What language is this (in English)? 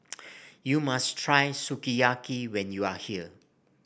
English